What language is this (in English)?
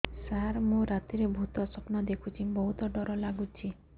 Odia